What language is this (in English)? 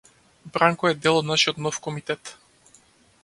Macedonian